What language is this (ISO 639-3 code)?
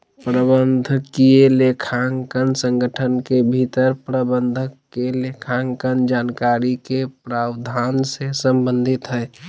mag